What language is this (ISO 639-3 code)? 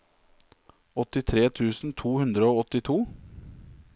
nor